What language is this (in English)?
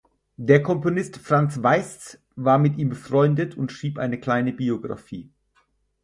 German